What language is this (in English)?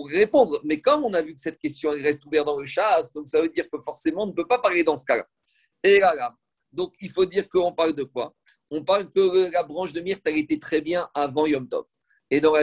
French